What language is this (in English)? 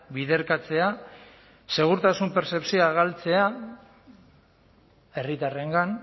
Basque